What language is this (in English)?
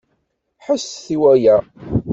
Kabyle